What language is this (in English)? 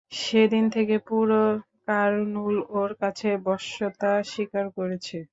Bangla